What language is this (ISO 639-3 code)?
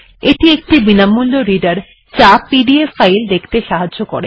ben